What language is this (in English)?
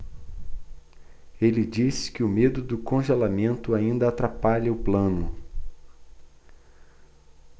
Portuguese